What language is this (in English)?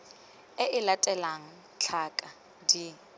Tswana